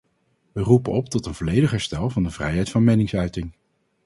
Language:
Dutch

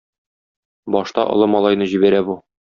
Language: Tatar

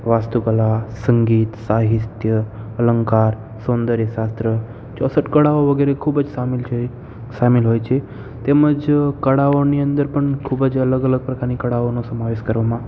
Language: Gujarati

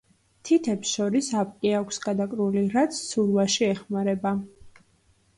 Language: Georgian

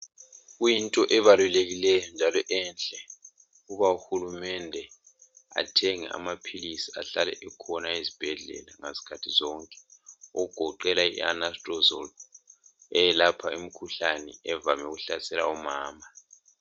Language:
North Ndebele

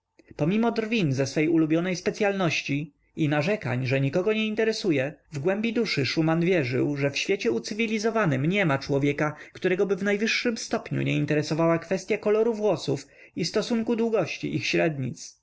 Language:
Polish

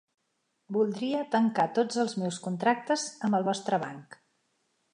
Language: Catalan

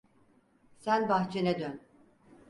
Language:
Turkish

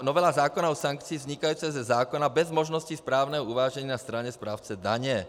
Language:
Czech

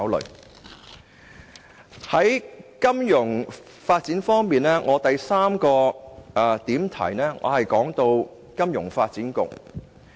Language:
Cantonese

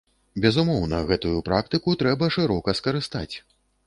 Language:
Belarusian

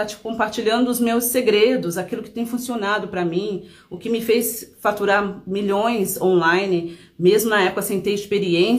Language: Portuguese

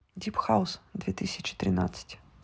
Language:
Russian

